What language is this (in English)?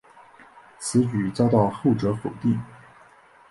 Chinese